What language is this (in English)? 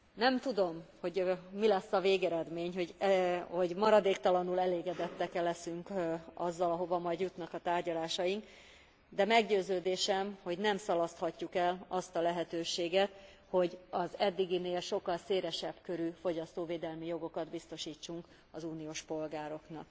Hungarian